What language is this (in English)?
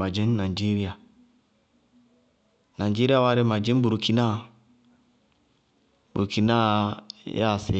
Bago-Kusuntu